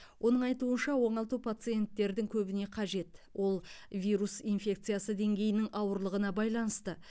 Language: Kazakh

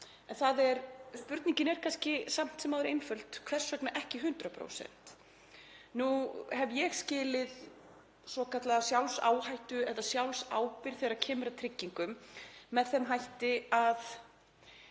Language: Icelandic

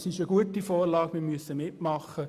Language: Swiss German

